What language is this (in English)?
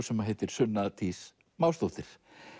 Icelandic